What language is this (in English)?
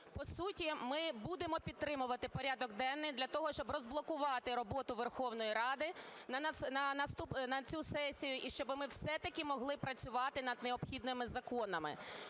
Ukrainian